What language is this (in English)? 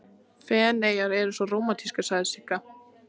Icelandic